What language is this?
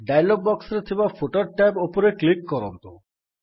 Odia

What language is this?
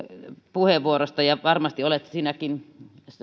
Finnish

